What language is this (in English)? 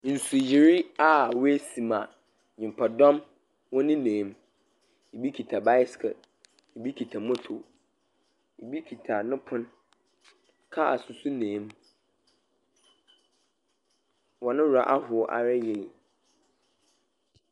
Akan